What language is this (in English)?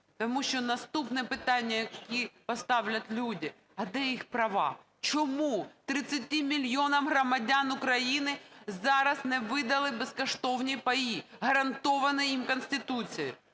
Ukrainian